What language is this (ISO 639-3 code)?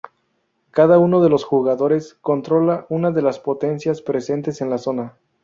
spa